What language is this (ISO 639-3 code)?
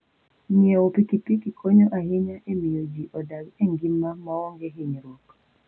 luo